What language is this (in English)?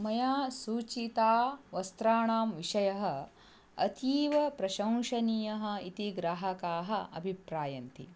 Sanskrit